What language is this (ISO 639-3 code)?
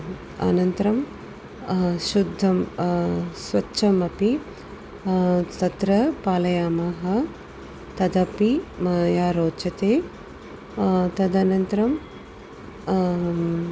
san